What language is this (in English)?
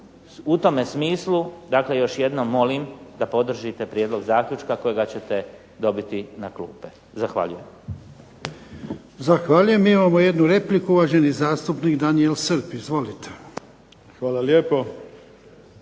Croatian